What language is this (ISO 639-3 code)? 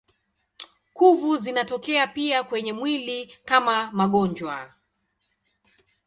swa